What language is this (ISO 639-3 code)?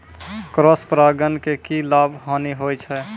mai